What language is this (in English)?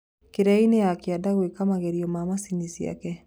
Kikuyu